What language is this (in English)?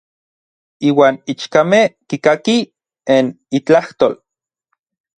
Orizaba Nahuatl